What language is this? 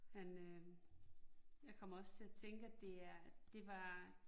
Danish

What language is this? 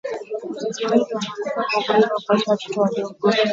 Swahili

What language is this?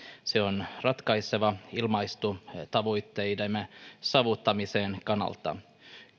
Finnish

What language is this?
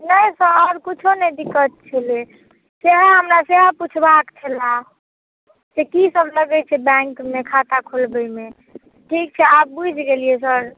Maithili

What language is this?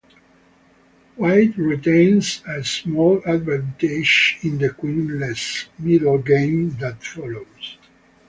English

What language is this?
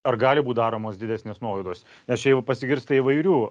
Lithuanian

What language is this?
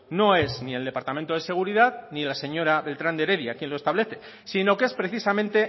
Spanish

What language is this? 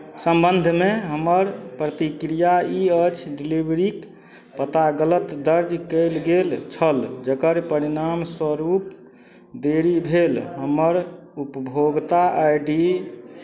Maithili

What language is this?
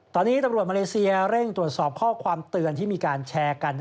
Thai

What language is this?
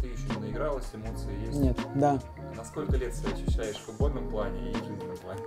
Russian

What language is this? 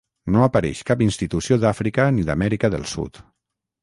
Catalan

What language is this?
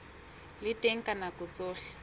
Southern Sotho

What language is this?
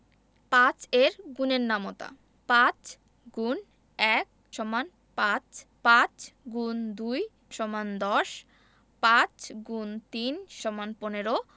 Bangla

